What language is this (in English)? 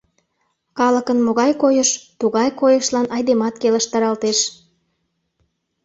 Mari